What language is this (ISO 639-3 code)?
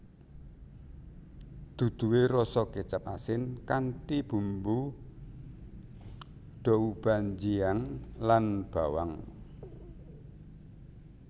jav